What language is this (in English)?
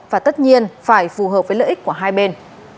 Vietnamese